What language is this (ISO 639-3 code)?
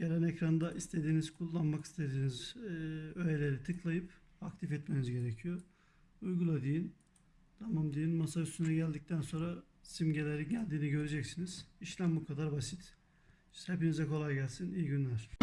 tur